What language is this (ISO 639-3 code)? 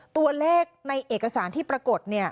tha